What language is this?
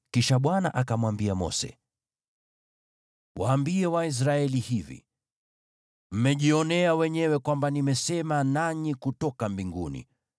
Swahili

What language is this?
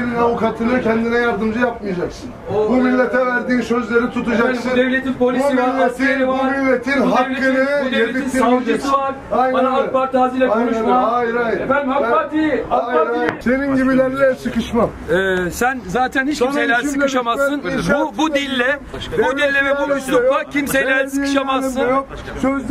Turkish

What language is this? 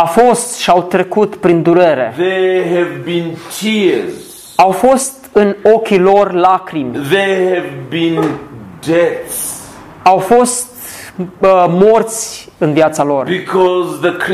Romanian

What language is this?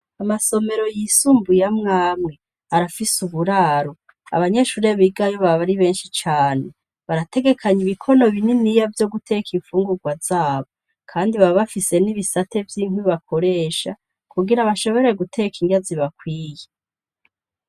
Rundi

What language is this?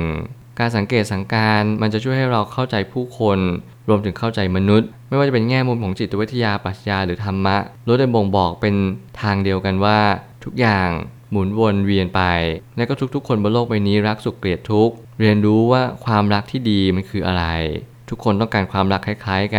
Thai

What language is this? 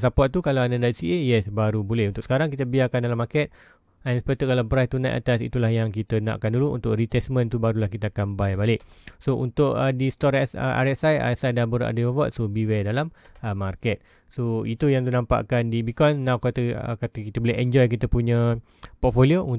Malay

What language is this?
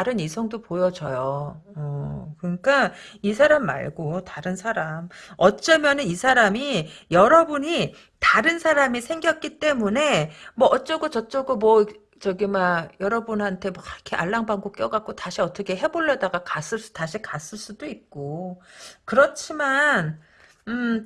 Korean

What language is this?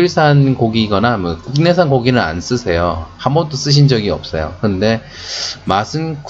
Korean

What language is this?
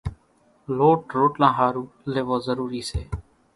Kachi Koli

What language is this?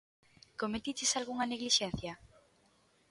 Galician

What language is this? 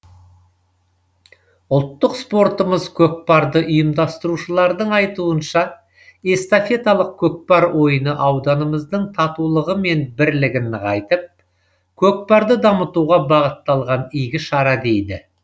Kazakh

